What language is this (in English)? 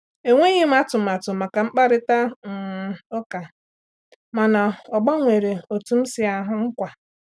Igbo